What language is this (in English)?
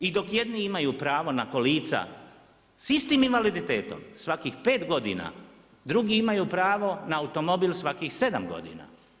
Croatian